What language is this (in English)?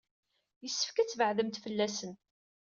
Kabyle